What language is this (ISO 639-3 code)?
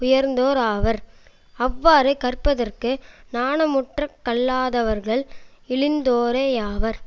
tam